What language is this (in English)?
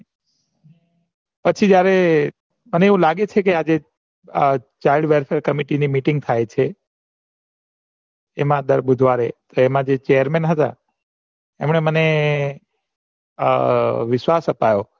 Gujarati